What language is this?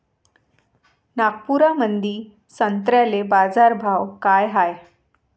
Marathi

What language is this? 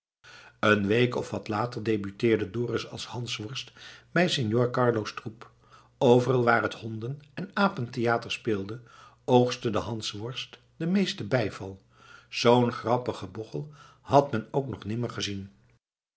Dutch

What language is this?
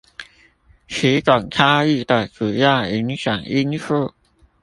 Chinese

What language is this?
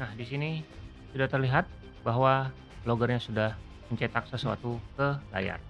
Indonesian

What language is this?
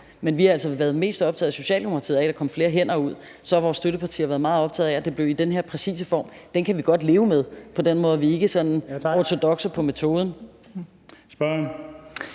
Danish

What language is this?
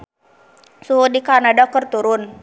Sundanese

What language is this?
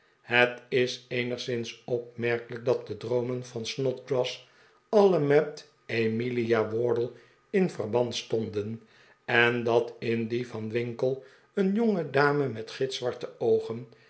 Dutch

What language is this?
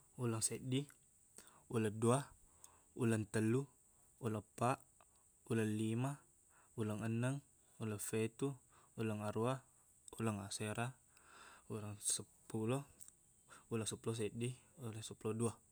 Buginese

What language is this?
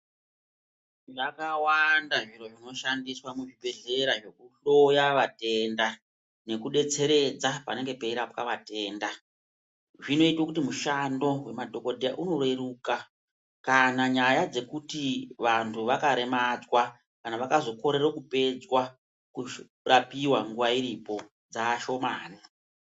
Ndau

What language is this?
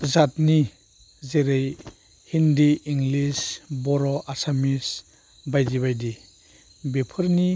Bodo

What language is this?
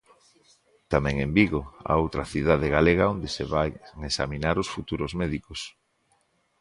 Galician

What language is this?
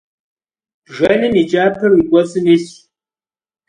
Kabardian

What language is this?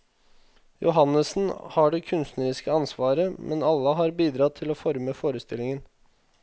Norwegian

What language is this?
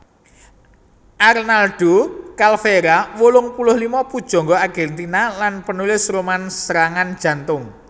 Javanese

